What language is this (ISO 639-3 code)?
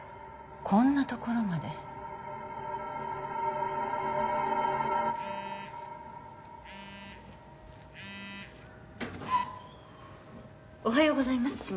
jpn